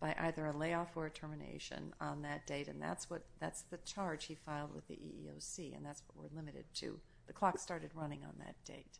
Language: English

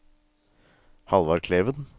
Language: Norwegian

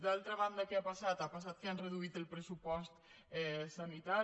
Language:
Catalan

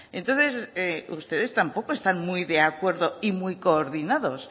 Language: Spanish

